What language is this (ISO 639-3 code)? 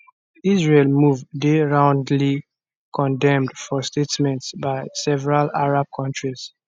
pcm